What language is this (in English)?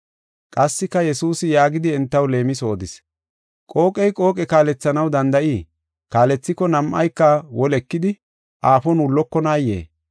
Gofa